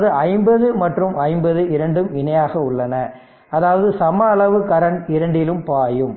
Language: Tamil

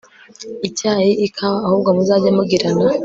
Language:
Kinyarwanda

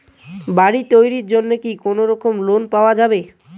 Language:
Bangla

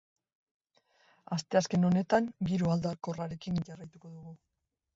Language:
Basque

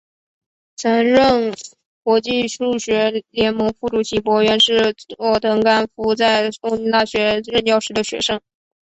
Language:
Chinese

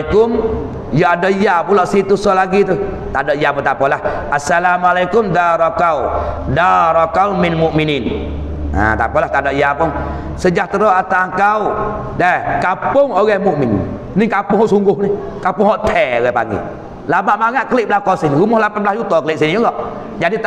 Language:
Malay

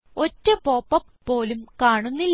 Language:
Malayalam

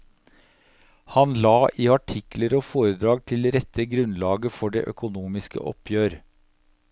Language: Norwegian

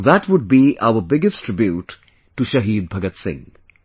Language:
English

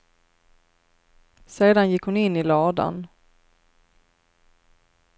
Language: Swedish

